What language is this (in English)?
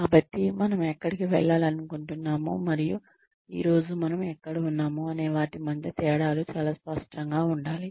Telugu